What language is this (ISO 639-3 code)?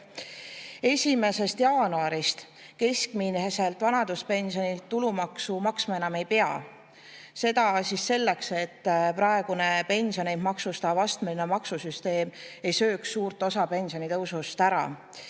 est